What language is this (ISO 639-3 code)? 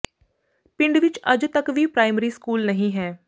pan